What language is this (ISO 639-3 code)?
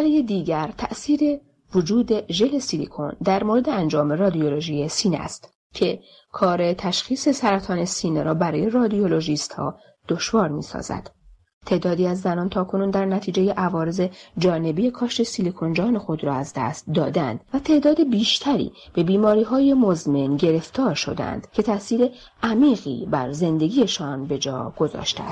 fas